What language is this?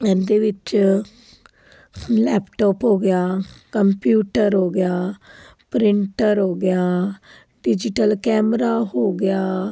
Punjabi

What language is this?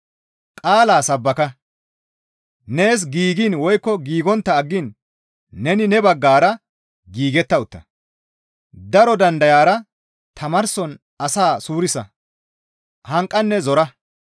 Gamo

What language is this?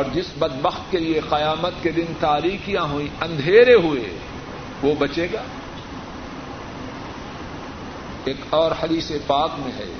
Urdu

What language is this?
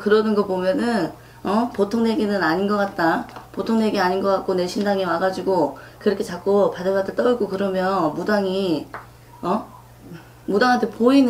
Korean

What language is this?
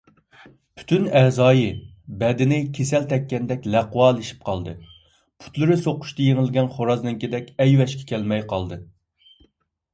Uyghur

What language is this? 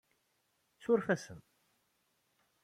Kabyle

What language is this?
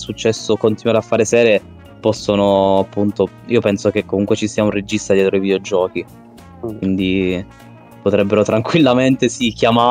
Italian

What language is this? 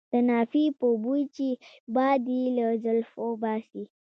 Pashto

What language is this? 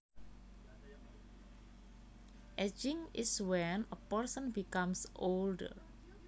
Javanese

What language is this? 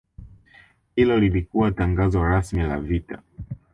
Swahili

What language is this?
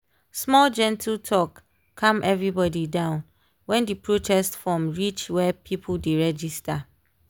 Nigerian Pidgin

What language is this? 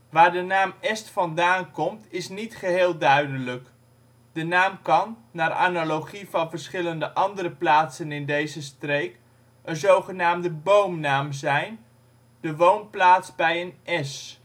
Dutch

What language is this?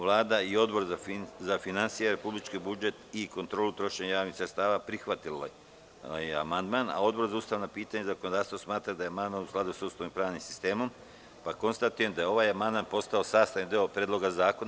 Serbian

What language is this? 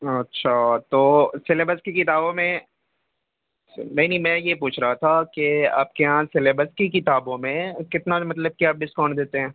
Urdu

